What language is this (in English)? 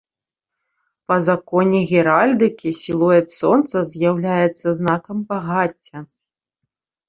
Belarusian